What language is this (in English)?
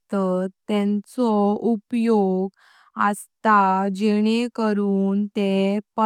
Konkani